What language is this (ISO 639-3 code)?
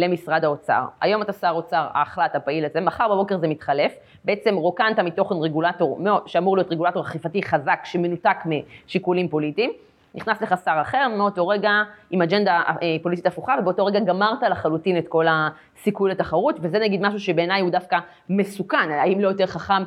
heb